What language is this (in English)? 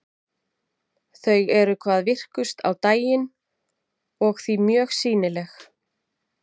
Icelandic